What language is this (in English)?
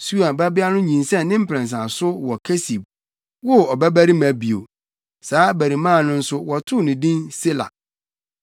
Akan